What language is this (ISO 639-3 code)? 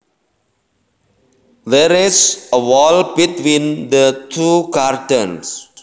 jav